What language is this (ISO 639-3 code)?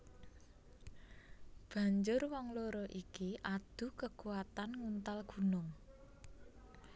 jav